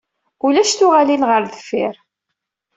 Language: Kabyle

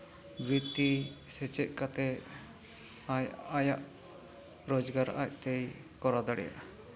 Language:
Santali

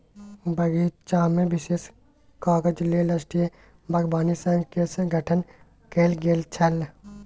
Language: Maithili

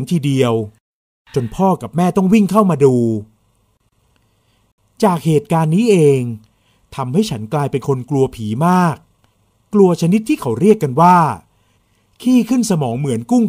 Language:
Thai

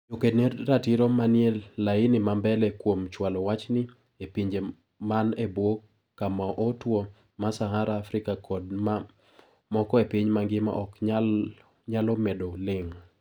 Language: Luo (Kenya and Tanzania)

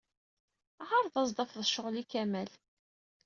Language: Kabyle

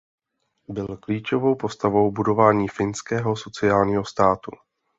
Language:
Czech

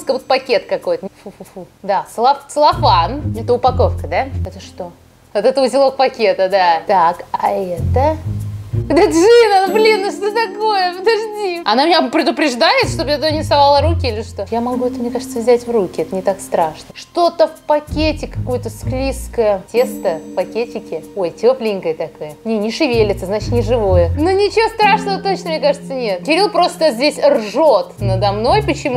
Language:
Russian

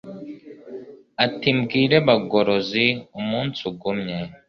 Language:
Kinyarwanda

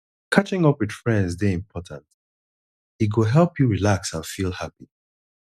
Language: Nigerian Pidgin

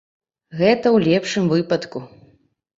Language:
Belarusian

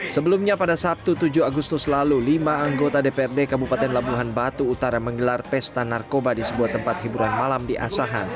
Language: Indonesian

